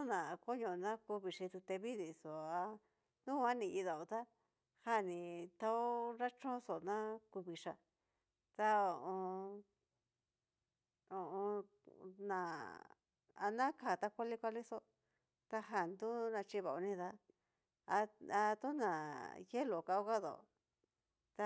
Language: Cacaloxtepec Mixtec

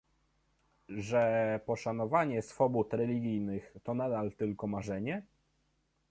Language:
Polish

